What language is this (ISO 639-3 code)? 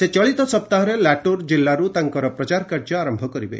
ori